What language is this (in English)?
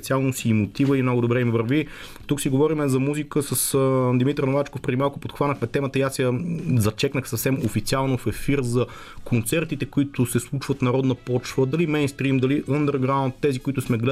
Bulgarian